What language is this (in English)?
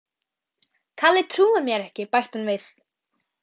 Icelandic